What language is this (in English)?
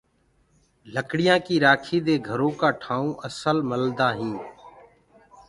Gurgula